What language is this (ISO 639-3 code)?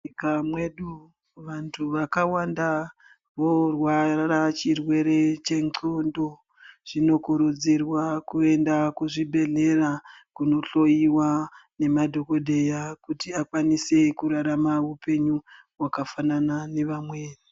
ndc